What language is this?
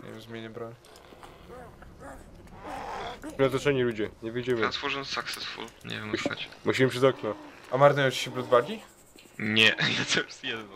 Polish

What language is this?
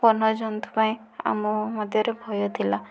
Odia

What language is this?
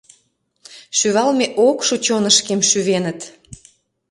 Mari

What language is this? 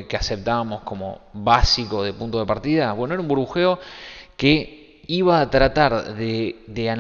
Spanish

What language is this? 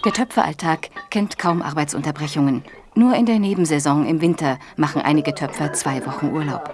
German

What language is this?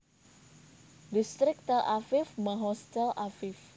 Javanese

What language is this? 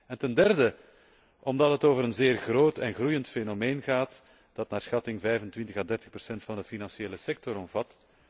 Dutch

